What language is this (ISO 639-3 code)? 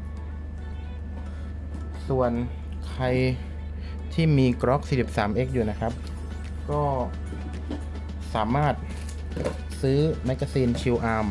tha